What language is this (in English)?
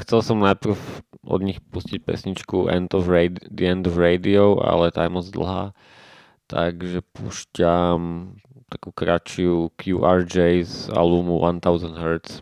Slovak